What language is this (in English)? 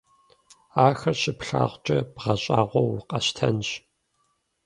Kabardian